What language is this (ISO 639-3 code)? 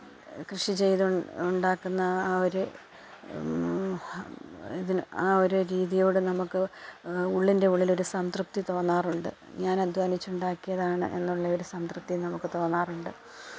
mal